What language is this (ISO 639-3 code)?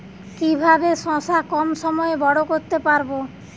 ben